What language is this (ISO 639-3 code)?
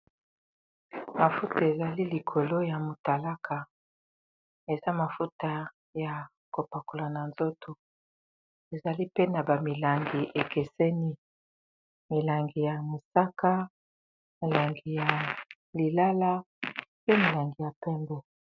lin